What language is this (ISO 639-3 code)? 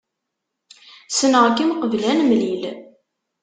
kab